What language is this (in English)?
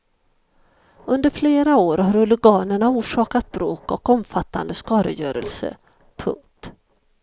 Swedish